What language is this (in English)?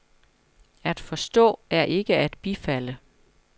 Danish